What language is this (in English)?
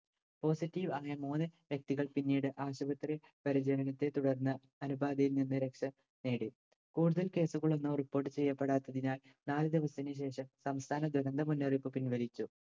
Malayalam